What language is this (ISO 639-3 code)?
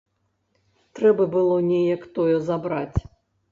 bel